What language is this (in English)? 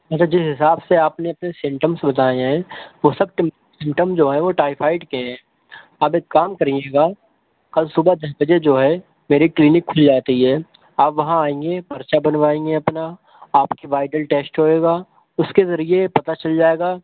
Urdu